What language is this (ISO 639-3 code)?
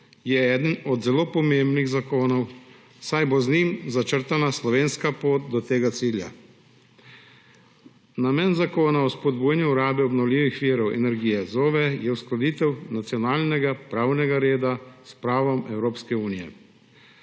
slv